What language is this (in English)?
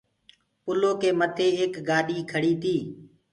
Gurgula